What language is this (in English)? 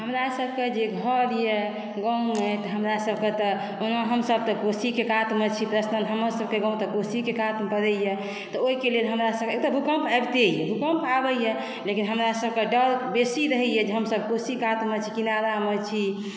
Maithili